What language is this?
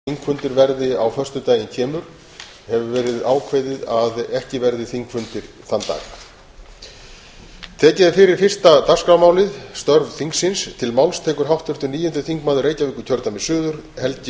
Icelandic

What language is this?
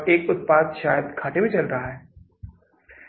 Hindi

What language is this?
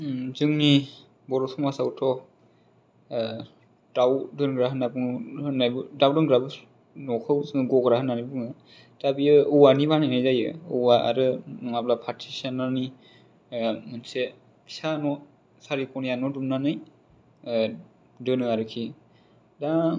Bodo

